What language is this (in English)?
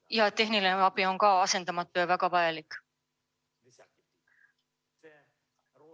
Estonian